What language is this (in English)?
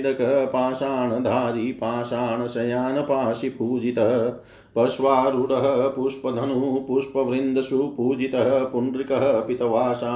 Hindi